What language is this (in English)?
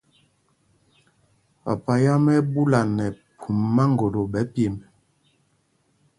Mpumpong